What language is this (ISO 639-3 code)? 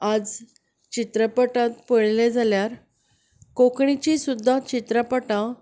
kok